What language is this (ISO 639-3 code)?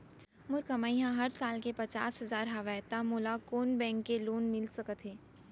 hne